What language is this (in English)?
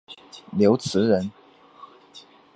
Chinese